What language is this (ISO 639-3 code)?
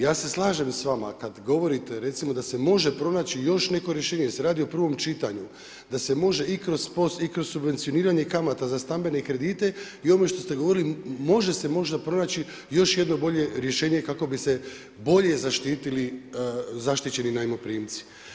hrv